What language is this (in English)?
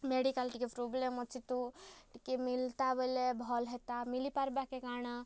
Odia